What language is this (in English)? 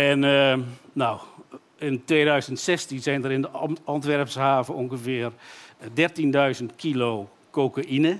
Dutch